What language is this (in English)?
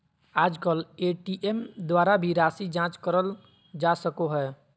Magahi